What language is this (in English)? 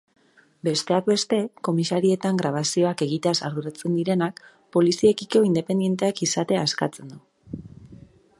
Basque